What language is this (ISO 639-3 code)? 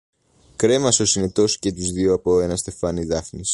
ell